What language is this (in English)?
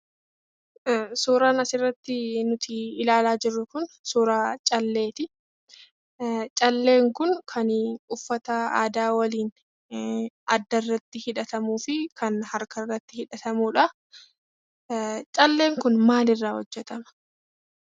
Oromo